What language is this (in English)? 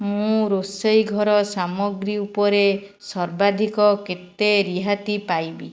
Odia